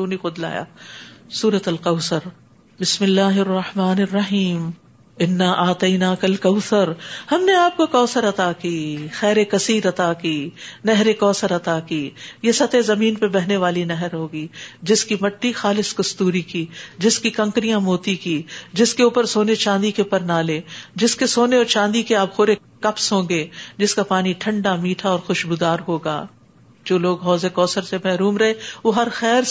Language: Urdu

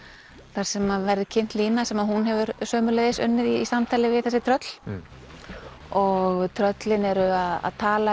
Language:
Icelandic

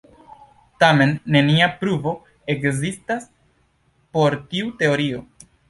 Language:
Esperanto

